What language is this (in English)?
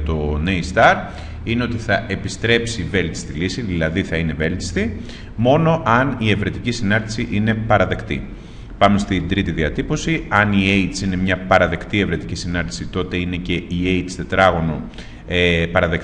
Greek